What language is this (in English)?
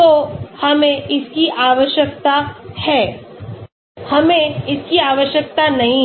Hindi